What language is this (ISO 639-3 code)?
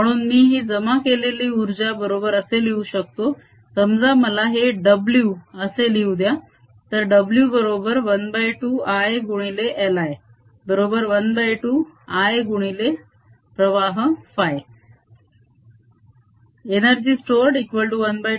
mar